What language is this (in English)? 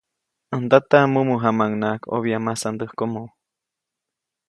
Copainalá Zoque